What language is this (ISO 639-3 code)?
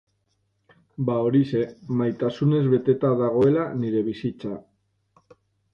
eus